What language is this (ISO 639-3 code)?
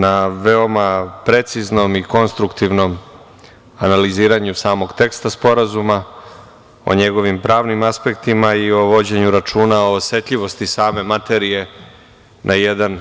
srp